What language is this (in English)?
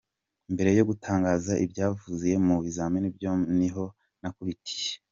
Kinyarwanda